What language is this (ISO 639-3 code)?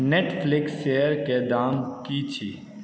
mai